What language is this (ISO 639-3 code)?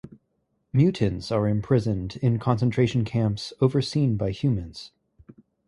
eng